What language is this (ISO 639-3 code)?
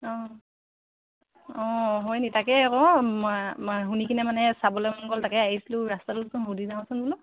asm